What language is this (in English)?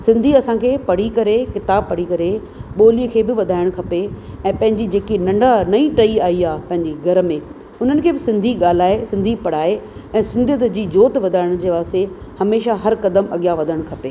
Sindhi